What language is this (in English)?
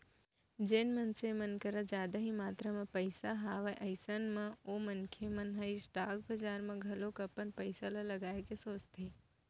Chhattisgarhi